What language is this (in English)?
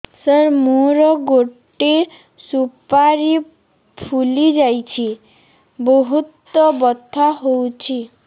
Odia